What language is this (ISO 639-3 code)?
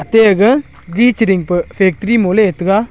nnp